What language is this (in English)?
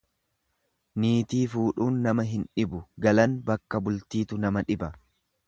Oromo